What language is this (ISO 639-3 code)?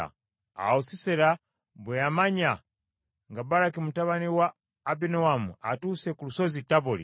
lug